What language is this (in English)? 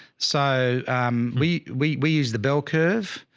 English